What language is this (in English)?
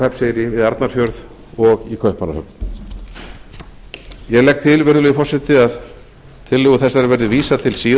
Icelandic